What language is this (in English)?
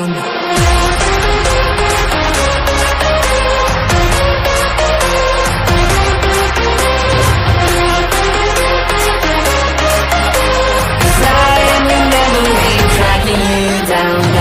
Indonesian